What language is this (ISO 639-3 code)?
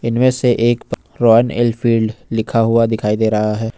hin